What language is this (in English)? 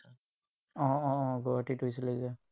Assamese